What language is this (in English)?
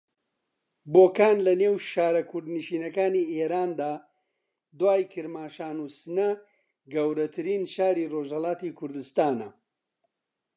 Central Kurdish